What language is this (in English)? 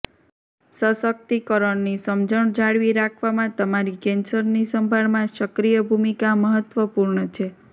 Gujarati